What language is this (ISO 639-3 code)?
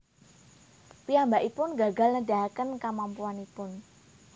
jav